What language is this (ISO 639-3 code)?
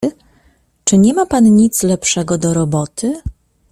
pol